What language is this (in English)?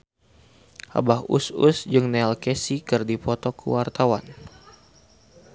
Sundanese